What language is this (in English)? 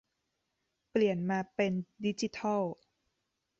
Thai